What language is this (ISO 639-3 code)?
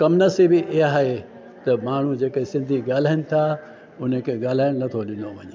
snd